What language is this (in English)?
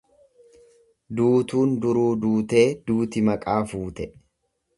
Oromo